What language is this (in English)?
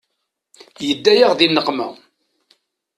Kabyle